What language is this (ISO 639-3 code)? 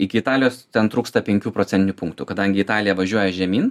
lit